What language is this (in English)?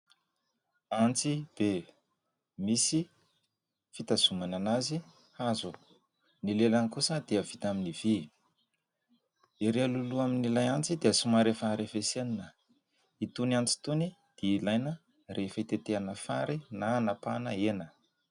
Malagasy